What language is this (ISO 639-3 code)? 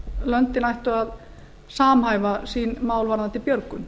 isl